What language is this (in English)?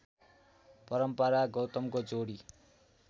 Nepali